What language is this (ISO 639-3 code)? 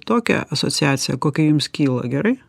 lit